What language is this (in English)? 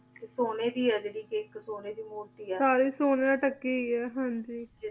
Punjabi